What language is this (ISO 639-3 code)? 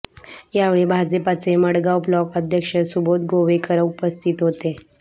mar